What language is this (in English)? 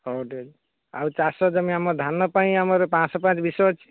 Odia